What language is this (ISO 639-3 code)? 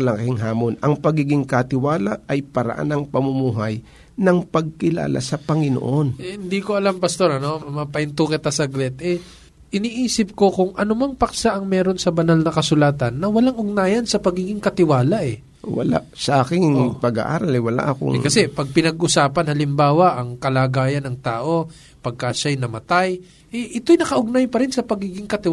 fil